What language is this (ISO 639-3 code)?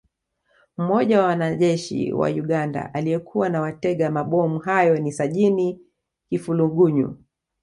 swa